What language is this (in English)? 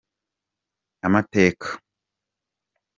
Kinyarwanda